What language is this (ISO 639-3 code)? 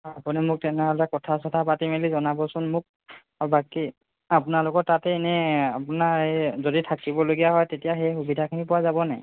asm